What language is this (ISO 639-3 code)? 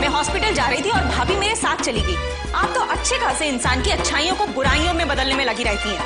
hin